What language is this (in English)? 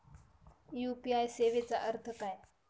Marathi